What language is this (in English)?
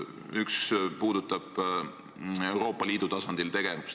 Estonian